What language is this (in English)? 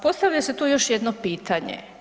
Croatian